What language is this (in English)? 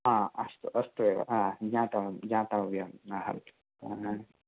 Sanskrit